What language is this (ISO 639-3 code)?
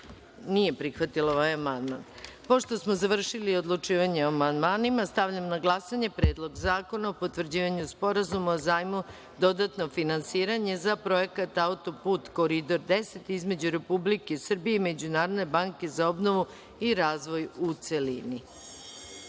srp